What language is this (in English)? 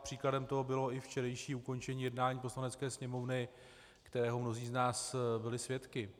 Czech